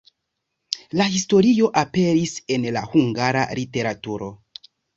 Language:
Esperanto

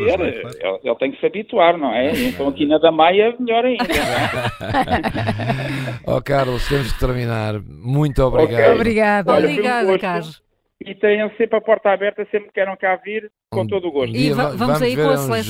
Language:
Portuguese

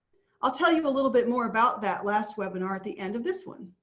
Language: English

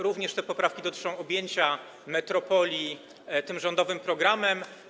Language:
Polish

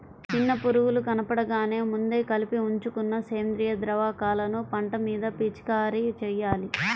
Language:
Telugu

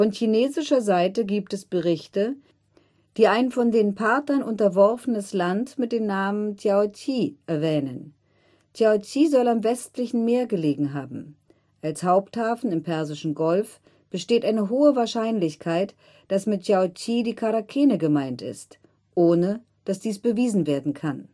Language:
German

